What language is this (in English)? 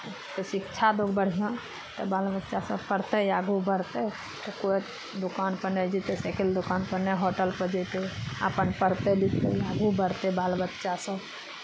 Maithili